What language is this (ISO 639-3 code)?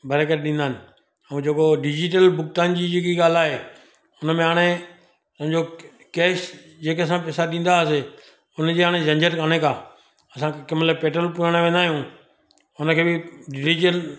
snd